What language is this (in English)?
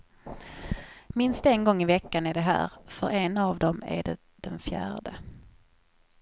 Swedish